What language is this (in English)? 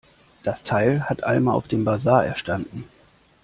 German